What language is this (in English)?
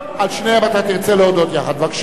Hebrew